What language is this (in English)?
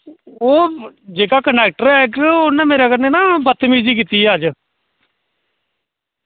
Dogri